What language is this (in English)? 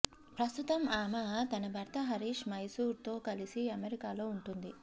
Telugu